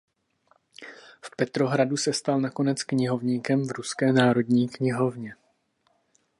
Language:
Czech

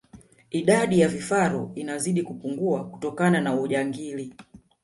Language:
Swahili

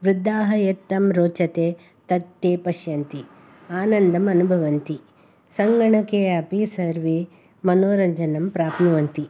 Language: Sanskrit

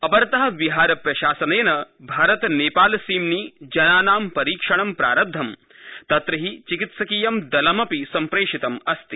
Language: Sanskrit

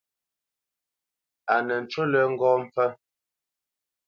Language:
Bamenyam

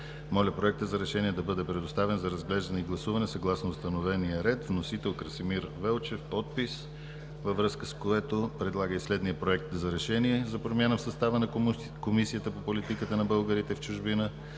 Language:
Bulgarian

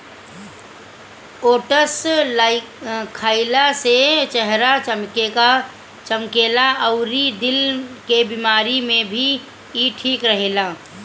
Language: Bhojpuri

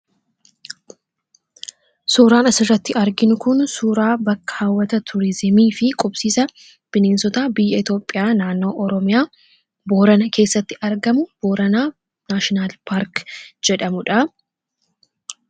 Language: Oromo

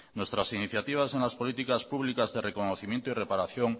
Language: Spanish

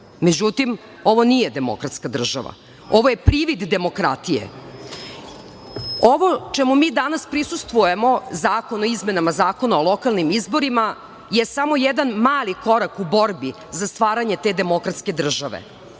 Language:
Serbian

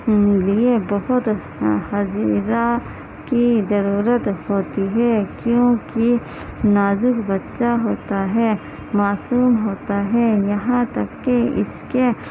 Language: Urdu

